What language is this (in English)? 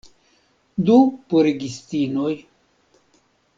Esperanto